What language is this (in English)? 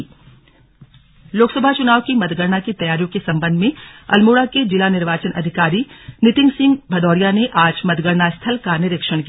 Hindi